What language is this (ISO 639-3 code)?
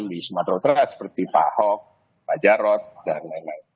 ind